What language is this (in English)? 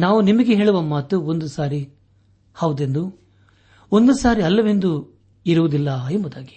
Kannada